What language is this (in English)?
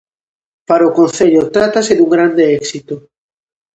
Galician